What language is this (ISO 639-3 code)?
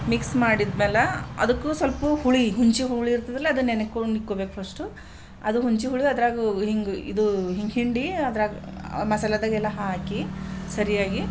kan